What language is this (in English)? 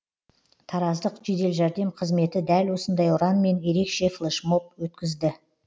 Kazakh